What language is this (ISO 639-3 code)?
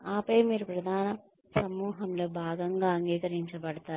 tel